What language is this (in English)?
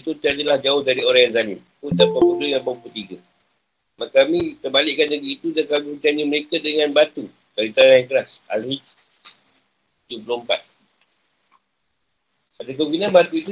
Malay